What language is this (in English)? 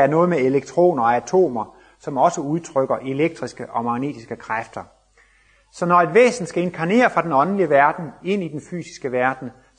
Danish